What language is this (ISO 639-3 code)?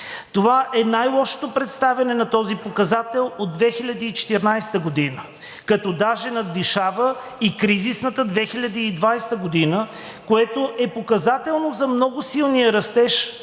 bul